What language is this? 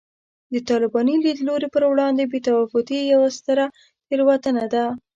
Pashto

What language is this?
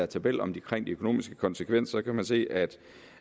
Danish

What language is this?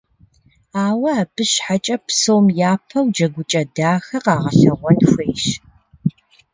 Kabardian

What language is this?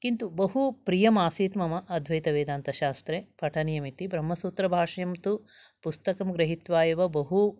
Sanskrit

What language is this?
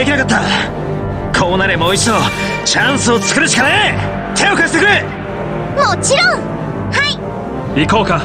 Japanese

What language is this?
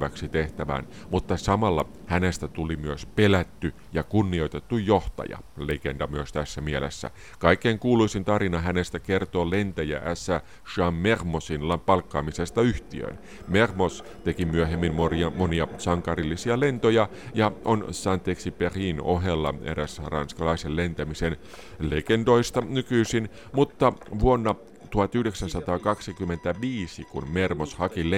Finnish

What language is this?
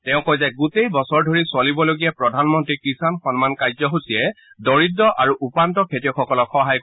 Assamese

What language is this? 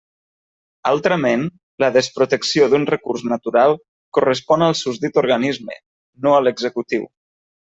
Catalan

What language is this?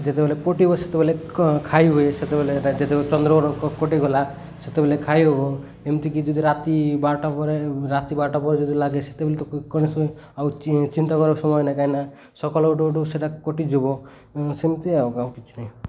Odia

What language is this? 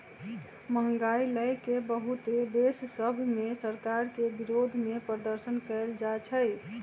Magahi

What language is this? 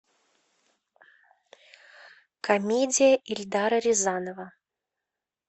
Russian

